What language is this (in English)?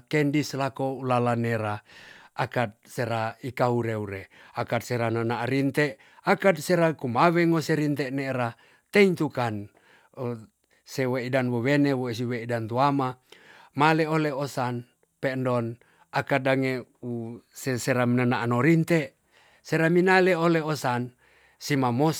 Tonsea